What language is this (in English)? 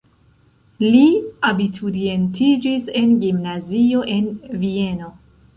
Esperanto